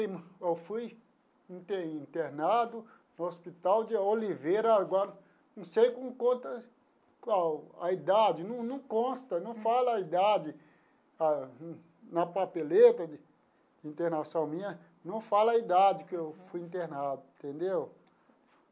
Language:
Portuguese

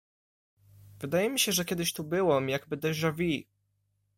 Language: Polish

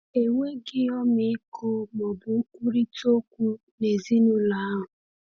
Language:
Igbo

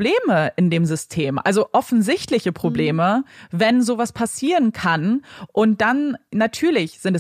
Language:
German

